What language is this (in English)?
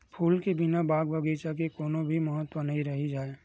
Chhattisgarhi